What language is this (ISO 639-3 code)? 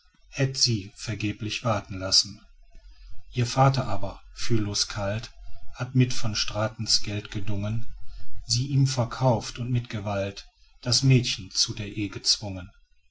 deu